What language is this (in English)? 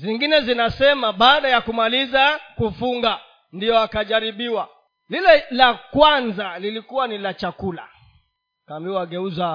Swahili